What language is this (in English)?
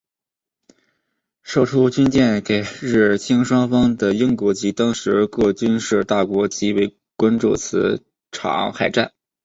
Chinese